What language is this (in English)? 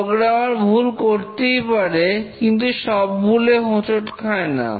Bangla